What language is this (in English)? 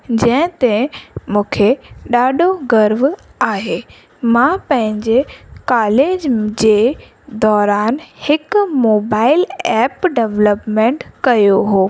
Sindhi